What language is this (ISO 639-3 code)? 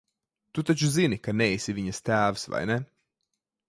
lav